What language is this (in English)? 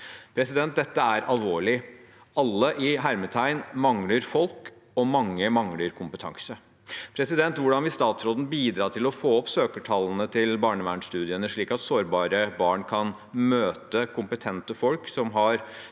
Norwegian